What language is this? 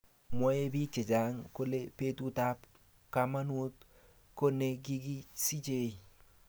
Kalenjin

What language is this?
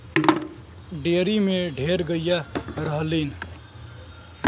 Bhojpuri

